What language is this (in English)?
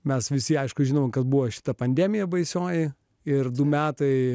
Lithuanian